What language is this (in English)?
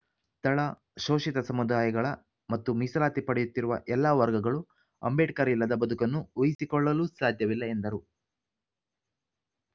Kannada